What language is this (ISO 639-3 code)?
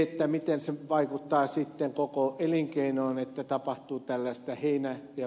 fin